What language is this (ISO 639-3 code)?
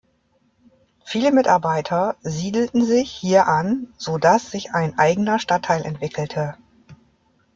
deu